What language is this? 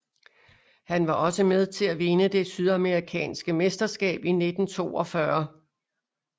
Danish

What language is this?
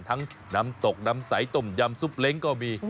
Thai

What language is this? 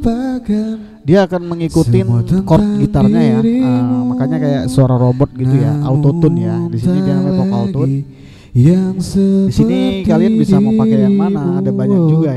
Indonesian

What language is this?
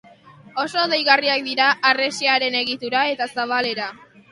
Basque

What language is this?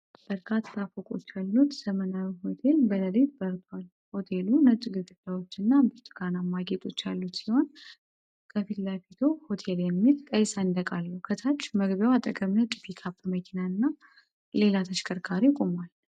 Amharic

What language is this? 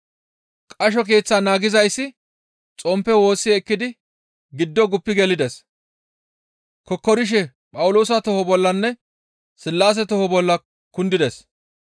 Gamo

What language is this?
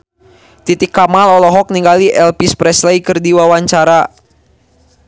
Sundanese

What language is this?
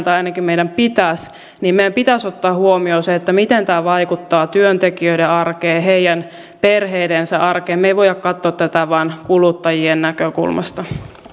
Finnish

